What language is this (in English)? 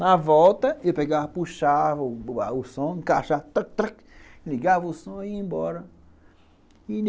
Portuguese